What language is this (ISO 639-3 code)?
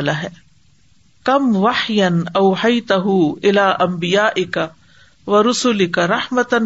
urd